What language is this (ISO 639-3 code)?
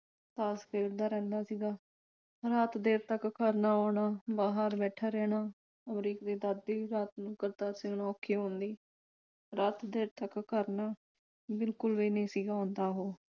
pan